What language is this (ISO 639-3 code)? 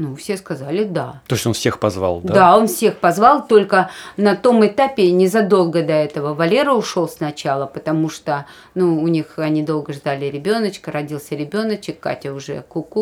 rus